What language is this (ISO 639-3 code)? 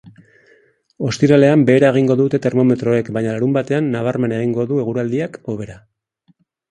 eus